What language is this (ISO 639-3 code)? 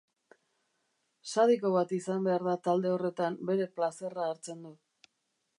eus